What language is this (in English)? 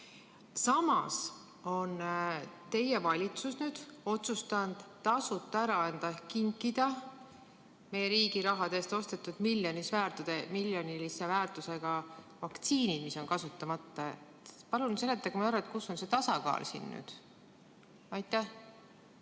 Estonian